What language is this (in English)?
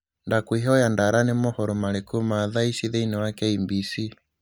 Kikuyu